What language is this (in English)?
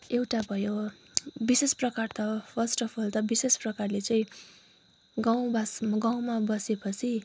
Nepali